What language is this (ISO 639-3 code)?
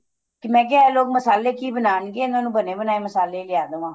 pan